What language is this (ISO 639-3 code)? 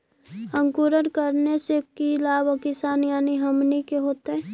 mag